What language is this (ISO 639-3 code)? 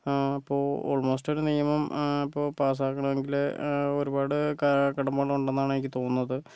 mal